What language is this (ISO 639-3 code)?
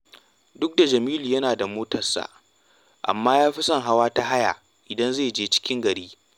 hau